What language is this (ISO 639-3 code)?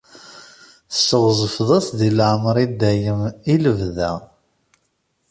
kab